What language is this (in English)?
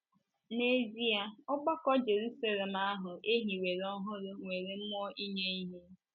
Igbo